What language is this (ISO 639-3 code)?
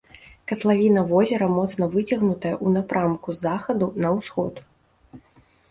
bel